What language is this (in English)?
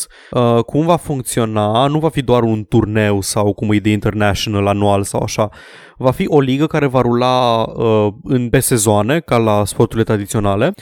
Romanian